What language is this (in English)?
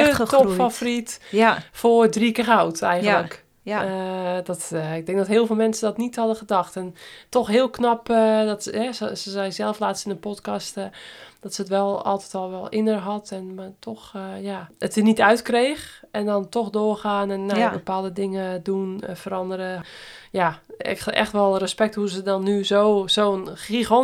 Dutch